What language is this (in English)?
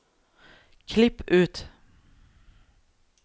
Norwegian